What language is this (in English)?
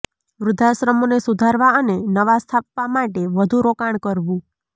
Gujarati